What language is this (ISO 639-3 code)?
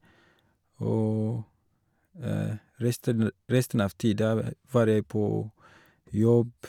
nor